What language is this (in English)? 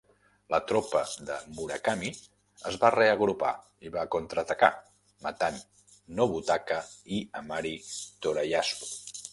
Catalan